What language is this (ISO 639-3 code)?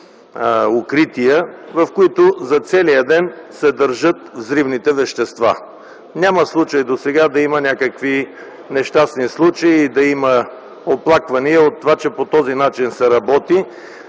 bul